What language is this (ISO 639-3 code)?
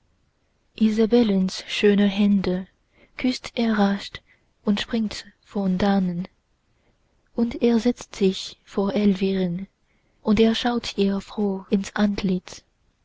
deu